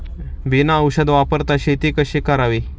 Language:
Marathi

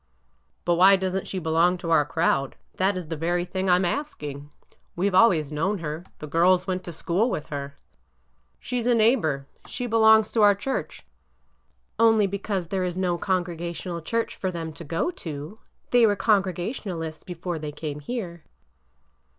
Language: English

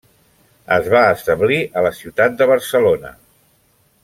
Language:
Catalan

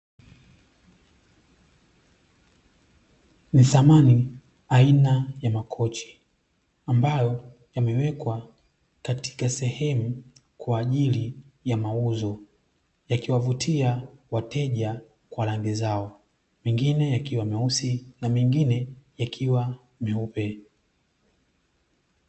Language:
Swahili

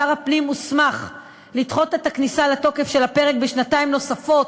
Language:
Hebrew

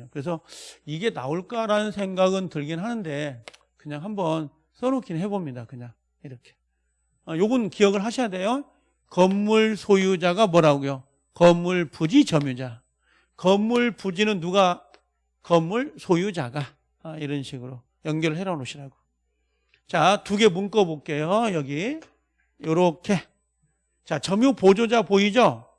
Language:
Korean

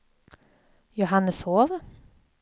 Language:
Swedish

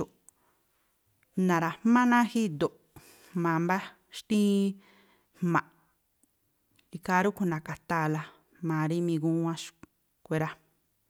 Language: Tlacoapa Me'phaa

